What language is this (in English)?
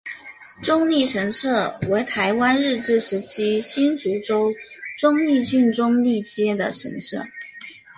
Chinese